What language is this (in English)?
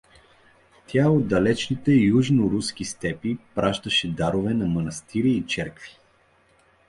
Bulgarian